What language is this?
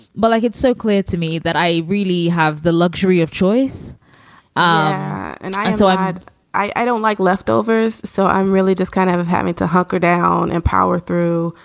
English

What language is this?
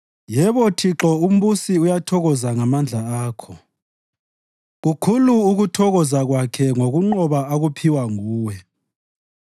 North Ndebele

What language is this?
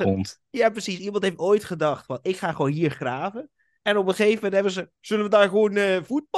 Dutch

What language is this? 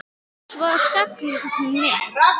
Icelandic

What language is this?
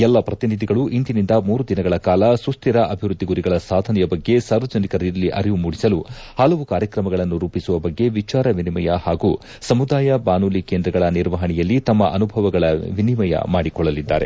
Kannada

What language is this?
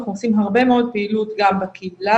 Hebrew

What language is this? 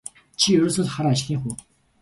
Mongolian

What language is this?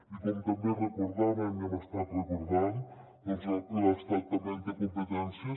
Catalan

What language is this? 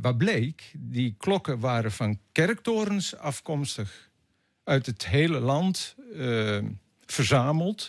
Dutch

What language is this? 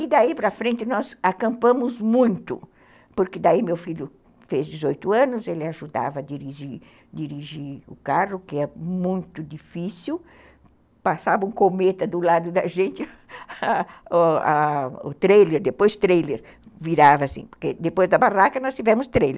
Portuguese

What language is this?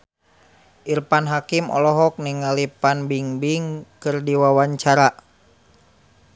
Sundanese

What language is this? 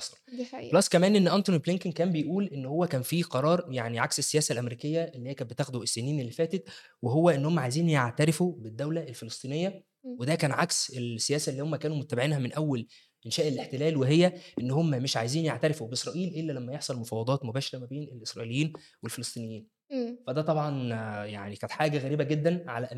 Arabic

